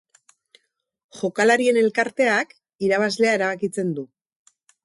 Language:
Basque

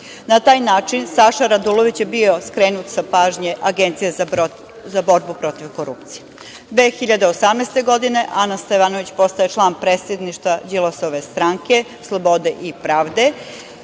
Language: Serbian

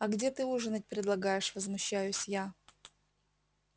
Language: Russian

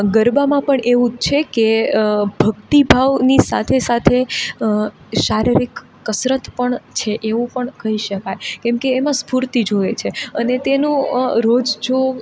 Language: Gujarati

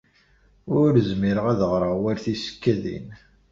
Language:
Kabyle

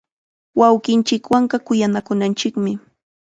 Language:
Chiquián Ancash Quechua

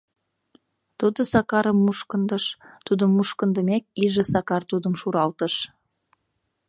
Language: Mari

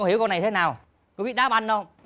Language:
Vietnamese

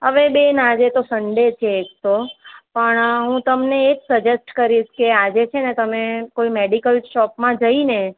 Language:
Gujarati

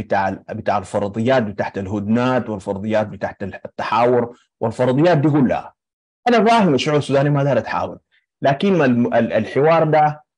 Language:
Arabic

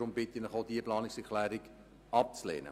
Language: Swiss German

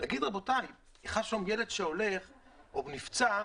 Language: Hebrew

